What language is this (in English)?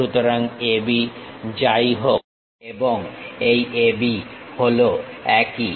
Bangla